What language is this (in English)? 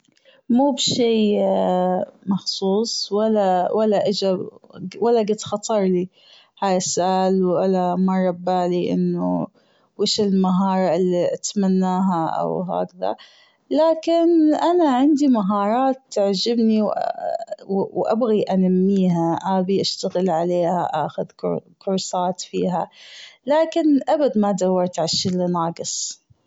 Gulf Arabic